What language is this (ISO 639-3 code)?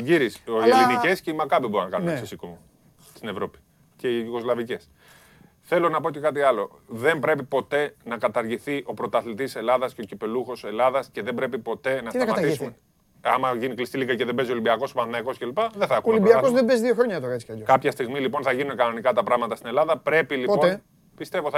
ell